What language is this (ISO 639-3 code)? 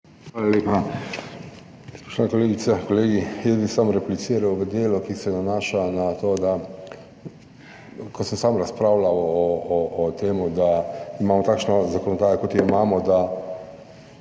slv